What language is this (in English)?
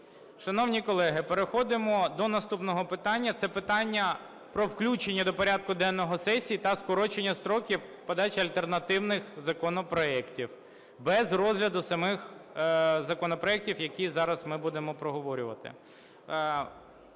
Ukrainian